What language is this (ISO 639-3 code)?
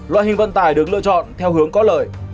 vie